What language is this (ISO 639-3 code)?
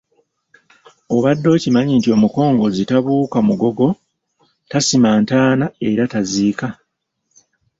lug